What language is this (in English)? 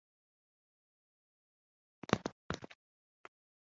Kinyarwanda